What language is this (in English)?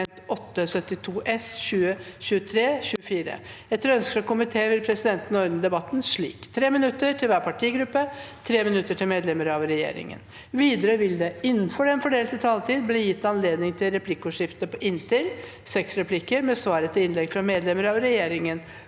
Norwegian